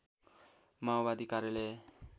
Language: Nepali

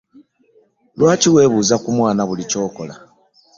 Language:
Ganda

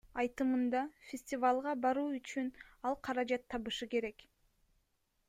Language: Kyrgyz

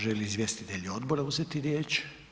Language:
Croatian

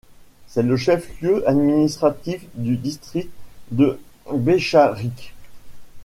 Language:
French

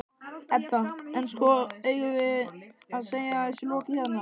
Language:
Icelandic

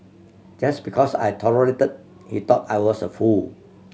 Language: English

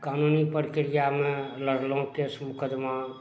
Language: Maithili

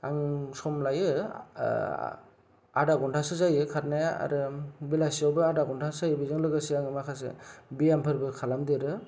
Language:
Bodo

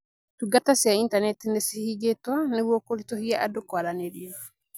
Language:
Kikuyu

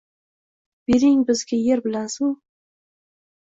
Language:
Uzbek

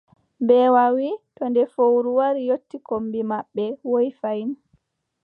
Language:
Adamawa Fulfulde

